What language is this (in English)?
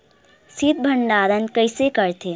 Chhattisgarhi